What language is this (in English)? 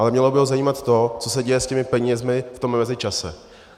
Czech